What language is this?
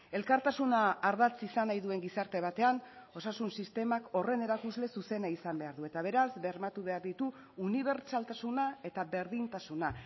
Basque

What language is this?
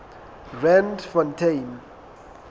Southern Sotho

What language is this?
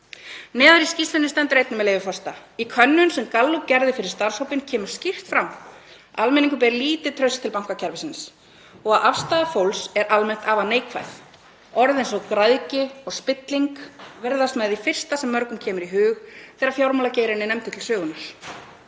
Icelandic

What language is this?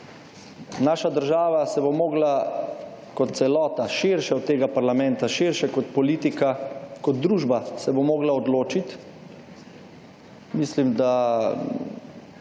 Slovenian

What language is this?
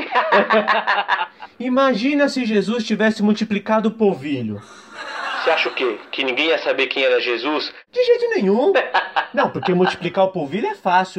Portuguese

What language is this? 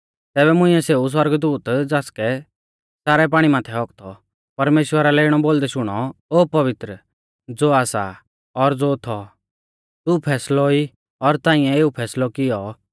Mahasu Pahari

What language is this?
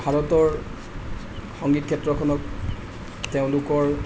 Assamese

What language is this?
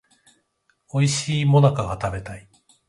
Japanese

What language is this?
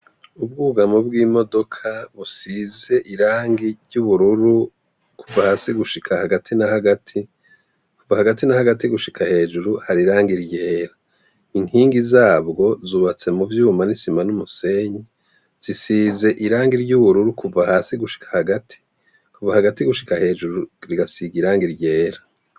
Rundi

